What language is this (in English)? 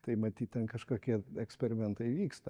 Lithuanian